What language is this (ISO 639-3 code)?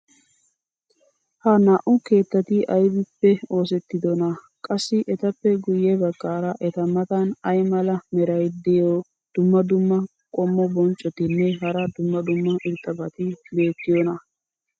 wal